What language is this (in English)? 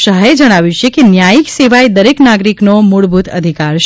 Gujarati